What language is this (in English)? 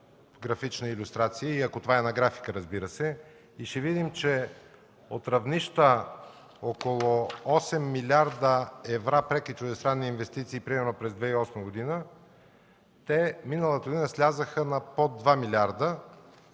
Bulgarian